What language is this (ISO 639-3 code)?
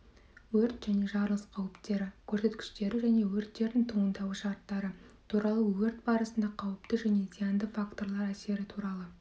kaz